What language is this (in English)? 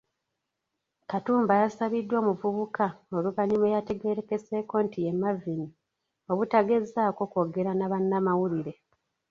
Ganda